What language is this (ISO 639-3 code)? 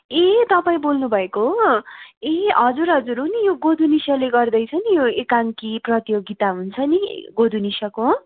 nep